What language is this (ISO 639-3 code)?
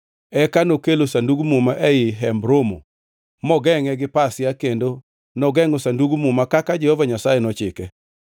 luo